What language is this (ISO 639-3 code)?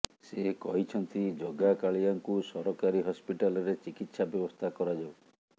ori